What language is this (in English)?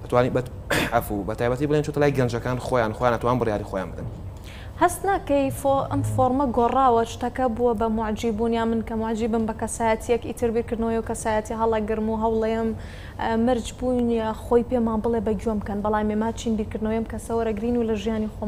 Arabic